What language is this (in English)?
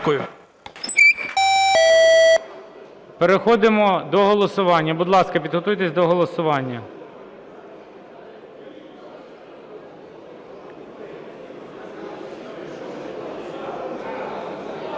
Ukrainian